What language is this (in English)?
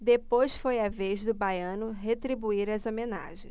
Portuguese